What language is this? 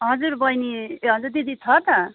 Nepali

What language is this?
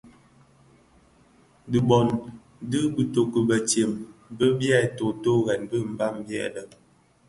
Bafia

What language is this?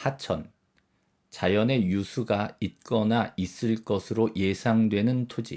Korean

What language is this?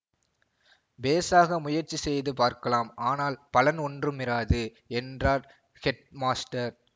Tamil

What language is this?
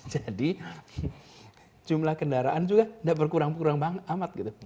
Indonesian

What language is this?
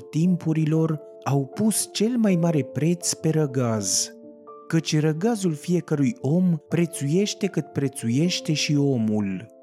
Romanian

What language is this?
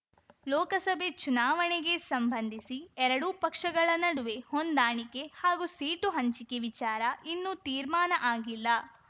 Kannada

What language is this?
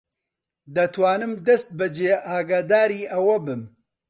Central Kurdish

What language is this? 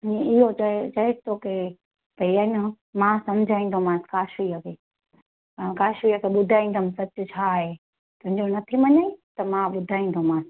Sindhi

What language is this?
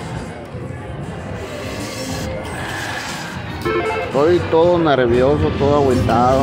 Spanish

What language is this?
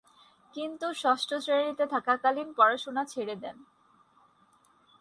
Bangla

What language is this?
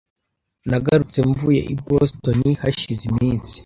Kinyarwanda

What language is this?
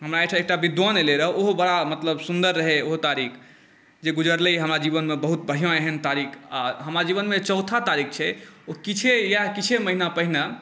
Maithili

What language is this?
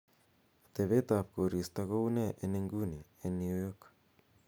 Kalenjin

